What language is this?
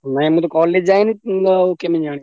Odia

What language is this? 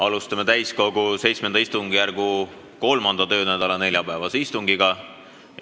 Estonian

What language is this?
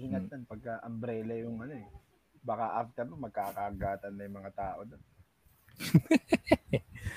Filipino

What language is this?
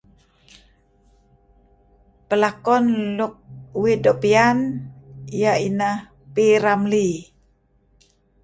Kelabit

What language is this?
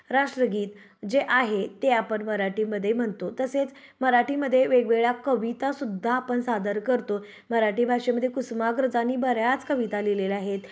Marathi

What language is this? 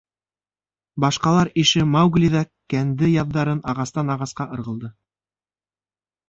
Bashkir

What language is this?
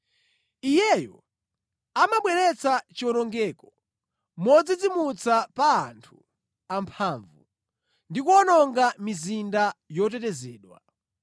Nyanja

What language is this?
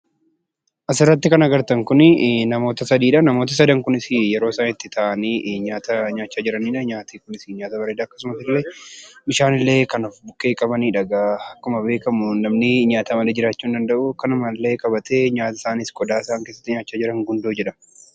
Oromo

